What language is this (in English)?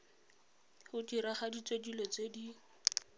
Tswana